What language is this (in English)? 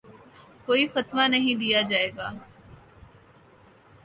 Urdu